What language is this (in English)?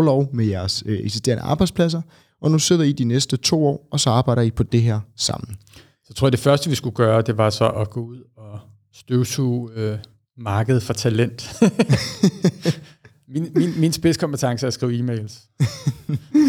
Danish